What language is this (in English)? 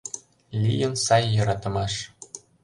Mari